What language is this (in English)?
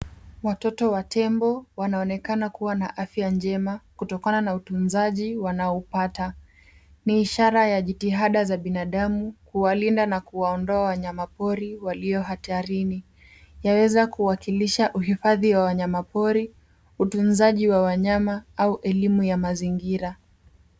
Swahili